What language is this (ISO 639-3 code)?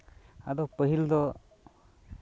sat